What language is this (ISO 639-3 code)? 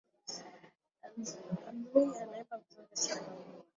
swa